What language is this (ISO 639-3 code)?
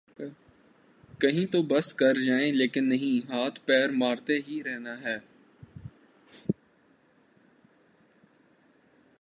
urd